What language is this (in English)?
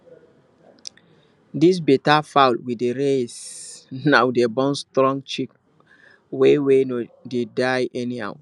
Nigerian Pidgin